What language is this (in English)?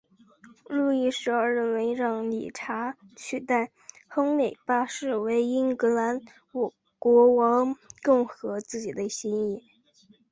Chinese